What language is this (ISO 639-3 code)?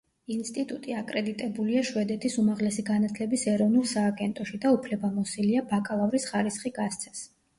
kat